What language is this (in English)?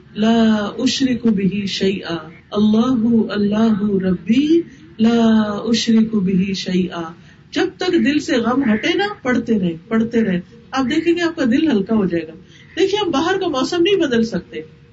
Urdu